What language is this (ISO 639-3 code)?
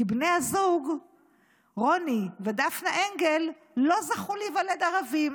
heb